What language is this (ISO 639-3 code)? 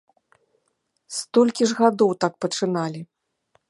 bel